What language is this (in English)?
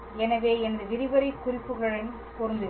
Tamil